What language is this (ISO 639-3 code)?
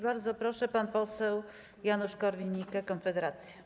pol